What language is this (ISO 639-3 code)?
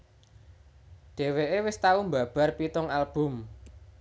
jav